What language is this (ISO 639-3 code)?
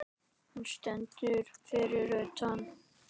isl